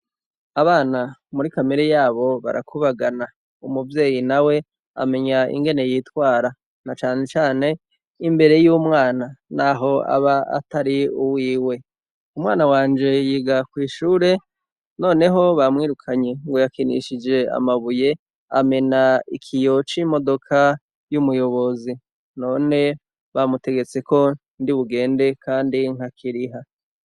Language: Rundi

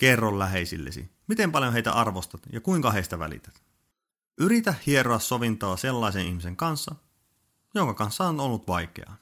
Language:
Finnish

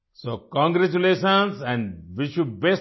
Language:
Hindi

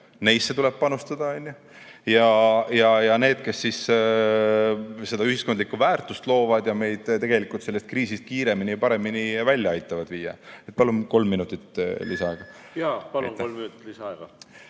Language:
Estonian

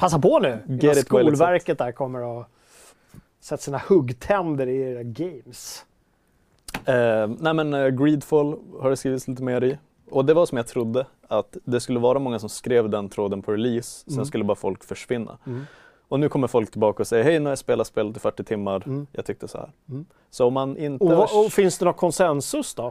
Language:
Swedish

